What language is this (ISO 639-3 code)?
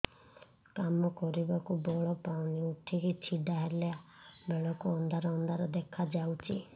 ori